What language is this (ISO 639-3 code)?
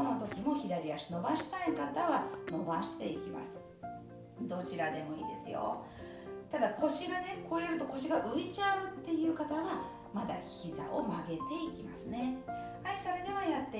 jpn